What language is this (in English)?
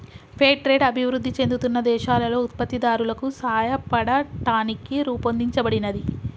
Telugu